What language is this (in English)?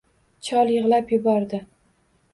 Uzbek